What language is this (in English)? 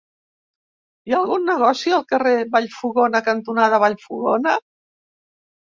Catalan